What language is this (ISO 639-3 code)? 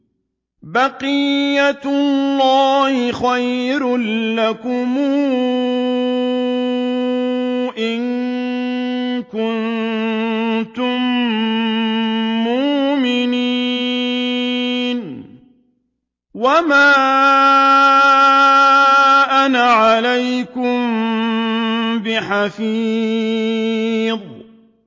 ara